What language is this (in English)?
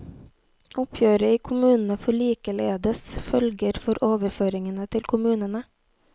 Norwegian